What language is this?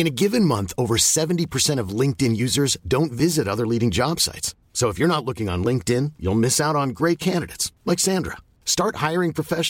Urdu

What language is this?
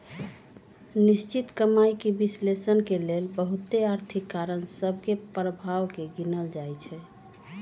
Magahi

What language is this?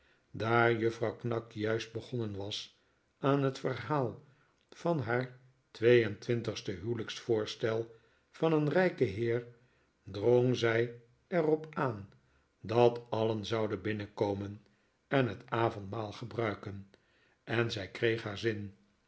Dutch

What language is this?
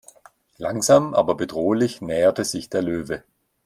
German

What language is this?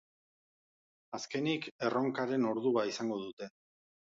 Basque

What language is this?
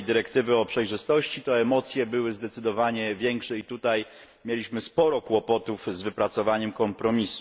Polish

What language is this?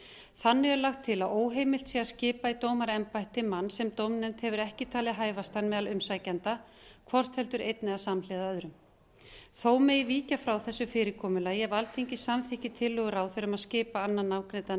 Icelandic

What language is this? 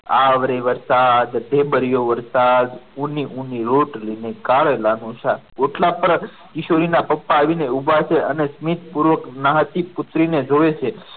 Gujarati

